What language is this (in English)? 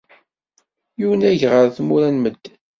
Kabyle